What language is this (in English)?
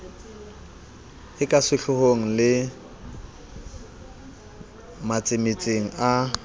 Southern Sotho